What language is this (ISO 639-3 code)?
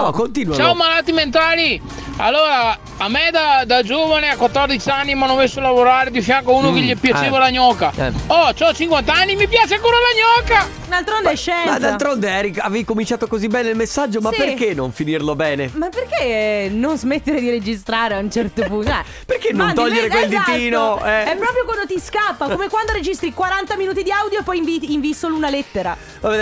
ita